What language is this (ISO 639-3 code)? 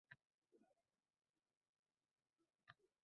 uzb